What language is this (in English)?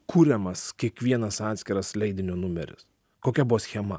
Lithuanian